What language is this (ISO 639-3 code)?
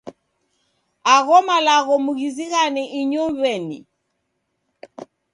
dav